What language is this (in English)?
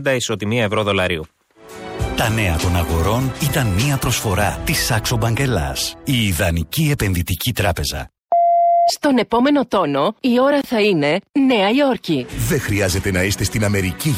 Greek